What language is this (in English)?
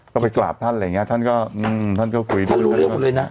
Thai